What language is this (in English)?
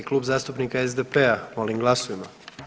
Croatian